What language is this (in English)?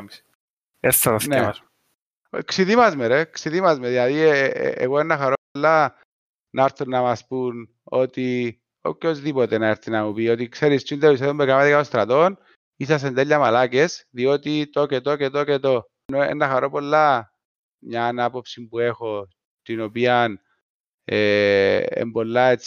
Greek